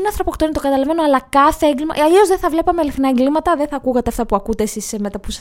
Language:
Greek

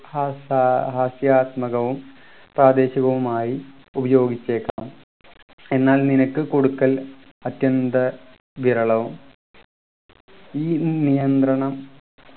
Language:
Malayalam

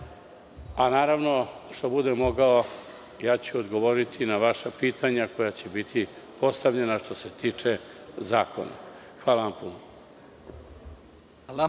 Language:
Serbian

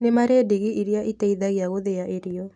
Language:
Kikuyu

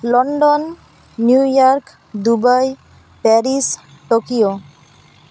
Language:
Santali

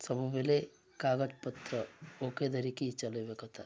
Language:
Odia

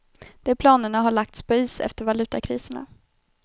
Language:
Swedish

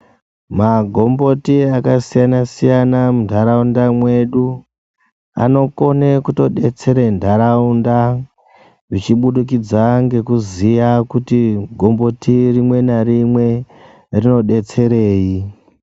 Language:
Ndau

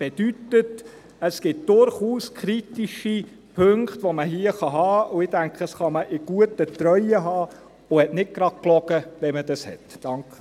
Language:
Swiss German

